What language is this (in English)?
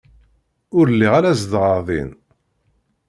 Kabyle